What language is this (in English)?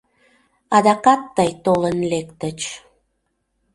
Mari